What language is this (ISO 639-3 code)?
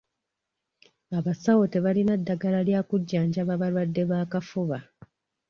lug